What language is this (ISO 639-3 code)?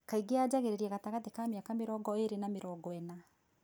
kik